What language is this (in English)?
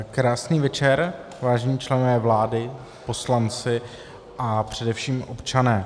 Czech